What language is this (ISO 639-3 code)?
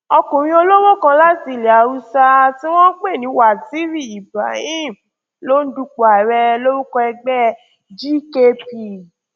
yor